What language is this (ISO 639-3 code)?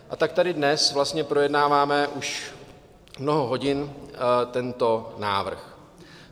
ces